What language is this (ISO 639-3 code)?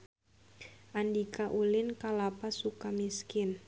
sun